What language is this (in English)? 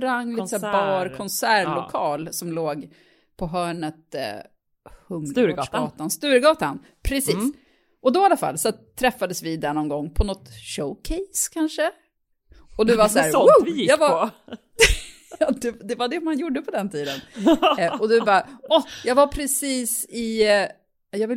Swedish